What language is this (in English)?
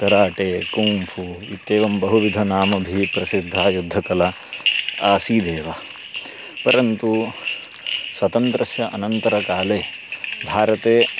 Sanskrit